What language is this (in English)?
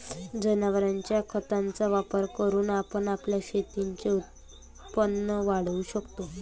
Marathi